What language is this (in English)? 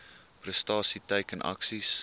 Afrikaans